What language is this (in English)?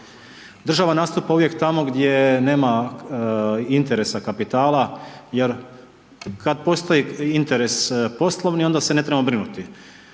Croatian